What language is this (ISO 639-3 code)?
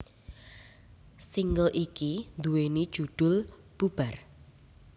jav